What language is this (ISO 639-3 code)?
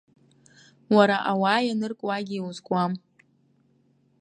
abk